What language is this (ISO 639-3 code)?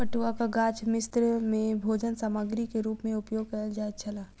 mai